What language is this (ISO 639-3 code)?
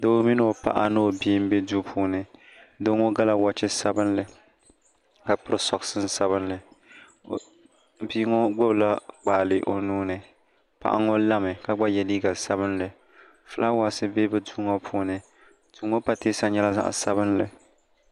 dag